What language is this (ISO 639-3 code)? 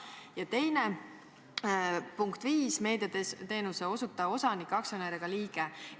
est